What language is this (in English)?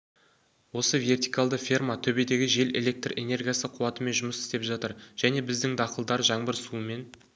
Kazakh